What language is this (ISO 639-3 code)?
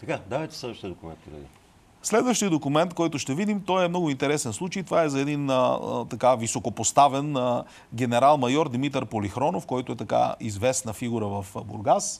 bul